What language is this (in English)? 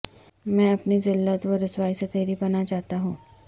Urdu